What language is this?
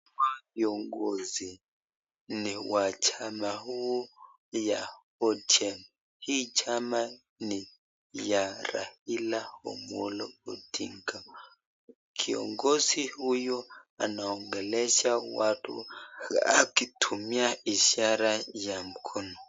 Swahili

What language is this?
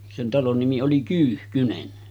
Finnish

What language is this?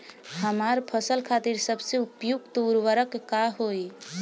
Bhojpuri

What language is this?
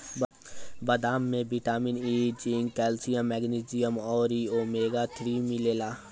Bhojpuri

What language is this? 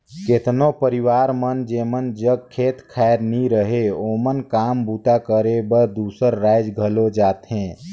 Chhattisgarhi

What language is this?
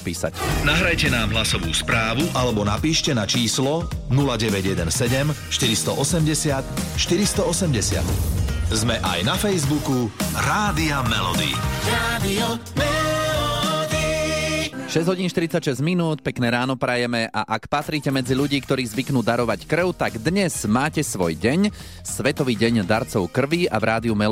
Slovak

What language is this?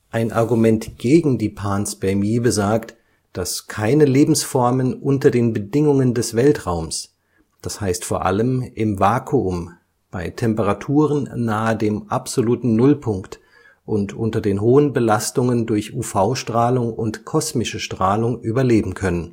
German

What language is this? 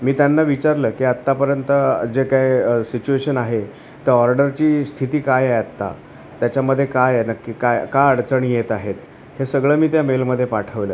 Marathi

